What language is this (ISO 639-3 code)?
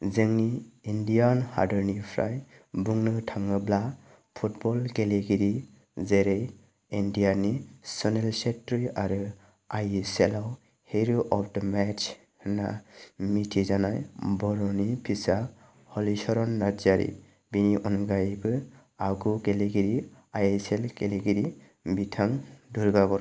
brx